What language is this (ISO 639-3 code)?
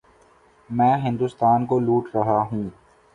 urd